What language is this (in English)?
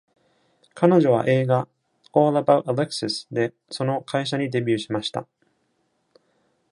Japanese